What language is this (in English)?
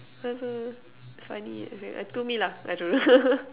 English